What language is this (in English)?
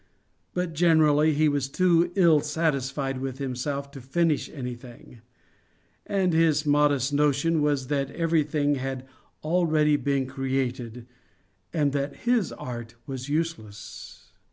English